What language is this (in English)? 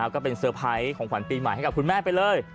Thai